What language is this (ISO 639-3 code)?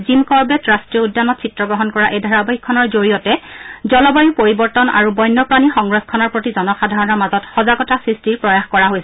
asm